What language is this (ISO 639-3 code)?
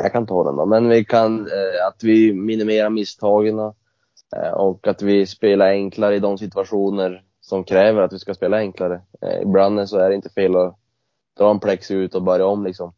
swe